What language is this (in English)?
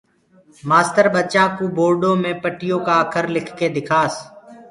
Gurgula